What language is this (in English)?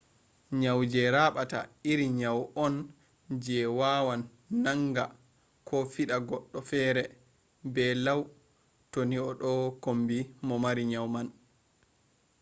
Fula